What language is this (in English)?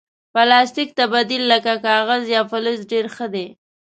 Pashto